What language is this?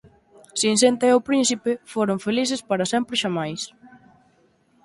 Galician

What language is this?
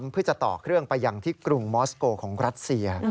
Thai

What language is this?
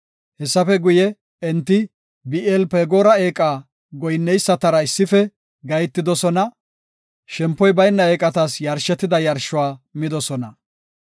Gofa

